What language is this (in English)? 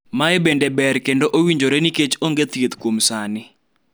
Luo (Kenya and Tanzania)